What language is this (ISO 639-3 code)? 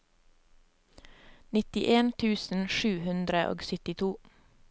nor